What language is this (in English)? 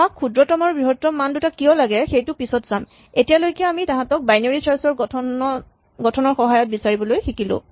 Assamese